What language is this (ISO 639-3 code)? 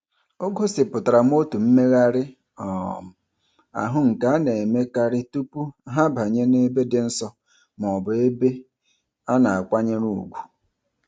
ibo